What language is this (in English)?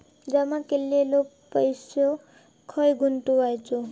Marathi